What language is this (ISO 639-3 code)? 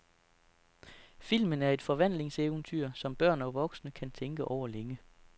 dan